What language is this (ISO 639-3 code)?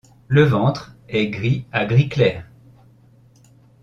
fra